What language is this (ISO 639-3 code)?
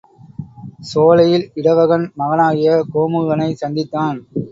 tam